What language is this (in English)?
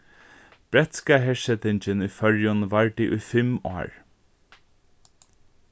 Faroese